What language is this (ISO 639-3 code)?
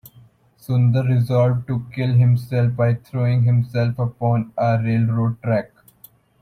eng